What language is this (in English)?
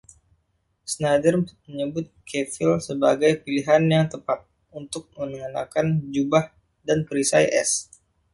Indonesian